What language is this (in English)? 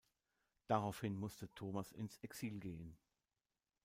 German